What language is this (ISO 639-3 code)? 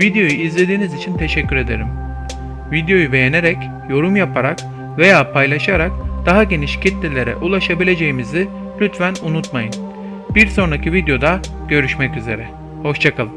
tur